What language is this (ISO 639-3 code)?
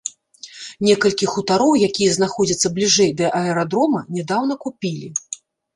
bel